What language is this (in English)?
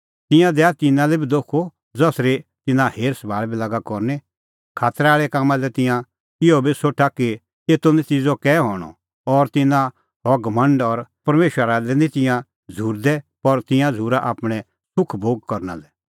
Kullu Pahari